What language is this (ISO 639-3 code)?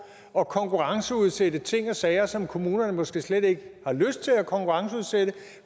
dan